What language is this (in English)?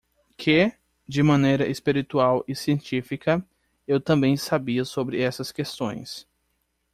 Portuguese